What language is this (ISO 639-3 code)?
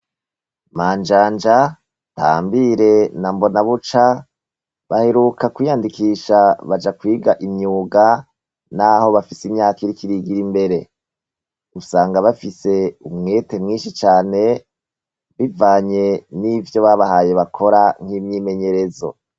run